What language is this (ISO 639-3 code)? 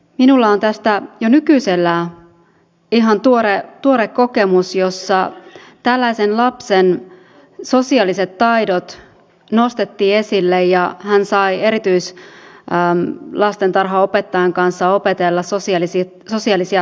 fin